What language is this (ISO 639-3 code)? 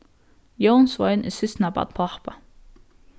fao